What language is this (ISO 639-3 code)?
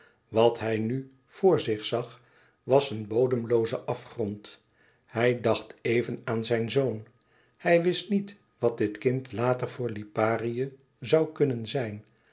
nld